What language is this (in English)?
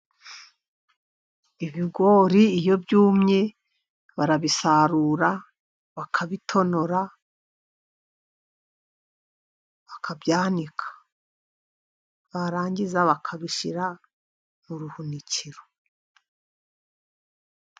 Kinyarwanda